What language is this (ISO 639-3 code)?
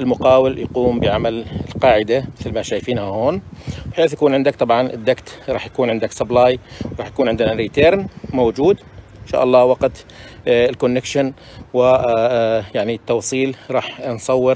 ara